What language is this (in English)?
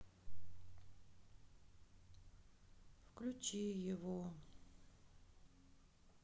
Russian